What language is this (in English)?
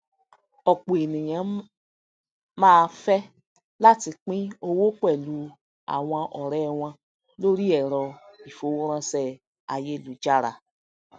Yoruba